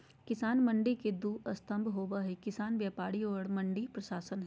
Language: Magahi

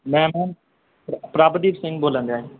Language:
Punjabi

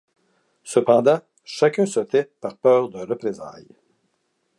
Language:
French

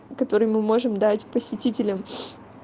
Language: Russian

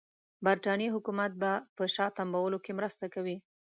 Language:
Pashto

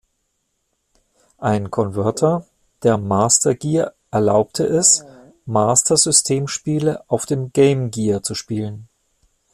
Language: German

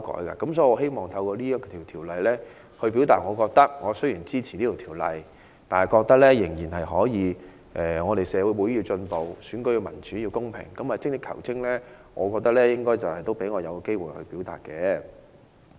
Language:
Cantonese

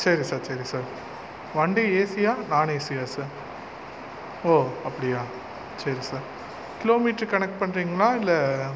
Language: Tamil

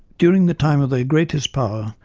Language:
English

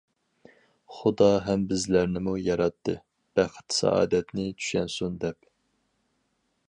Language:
Uyghur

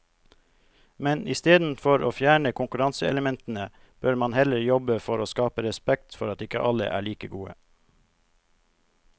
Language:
Norwegian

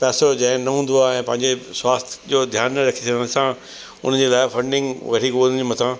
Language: Sindhi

